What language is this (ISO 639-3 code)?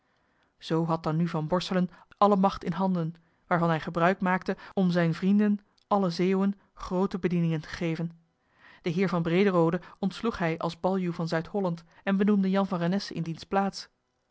nld